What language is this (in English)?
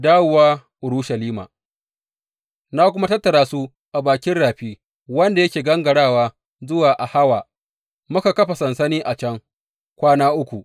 Hausa